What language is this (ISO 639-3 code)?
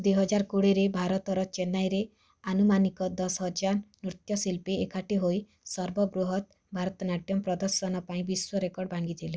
ori